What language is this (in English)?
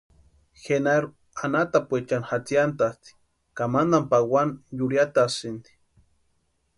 Western Highland Purepecha